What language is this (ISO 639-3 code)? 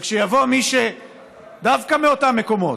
heb